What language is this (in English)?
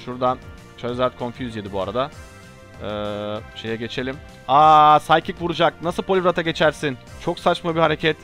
Turkish